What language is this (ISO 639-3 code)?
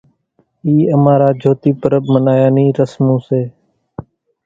gjk